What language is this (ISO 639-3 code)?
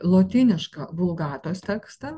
lit